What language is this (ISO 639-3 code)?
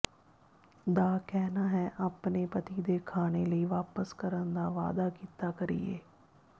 pan